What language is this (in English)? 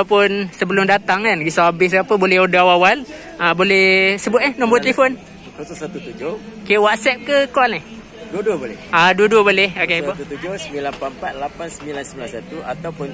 Malay